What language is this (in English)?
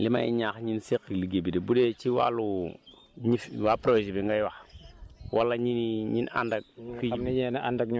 Wolof